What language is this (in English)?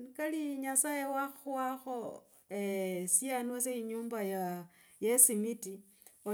Logooli